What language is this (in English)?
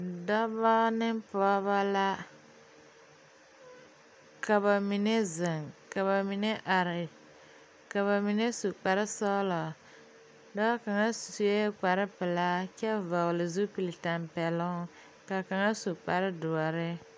Southern Dagaare